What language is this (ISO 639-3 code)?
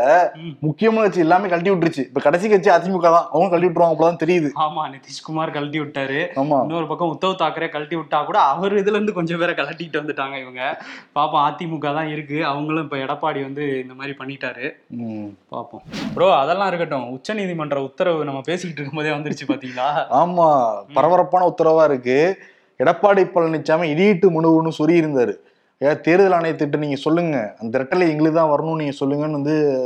tam